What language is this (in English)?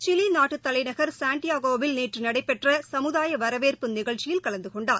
Tamil